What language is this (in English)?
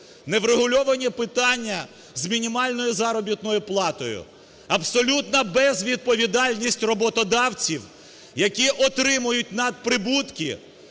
Ukrainian